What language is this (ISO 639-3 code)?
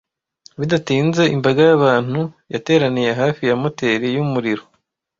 kin